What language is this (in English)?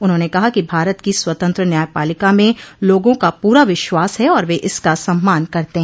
Hindi